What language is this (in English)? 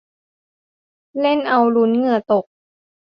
Thai